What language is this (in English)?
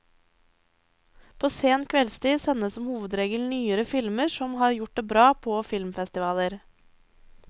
Norwegian